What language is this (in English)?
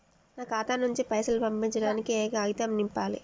Telugu